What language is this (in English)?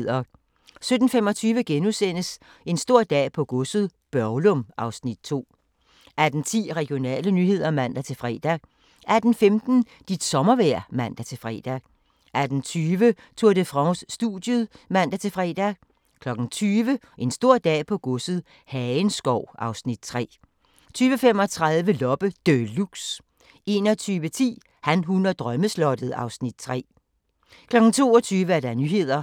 Danish